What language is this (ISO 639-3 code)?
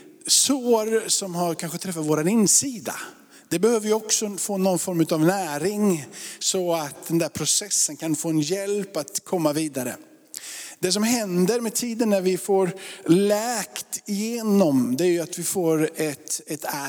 swe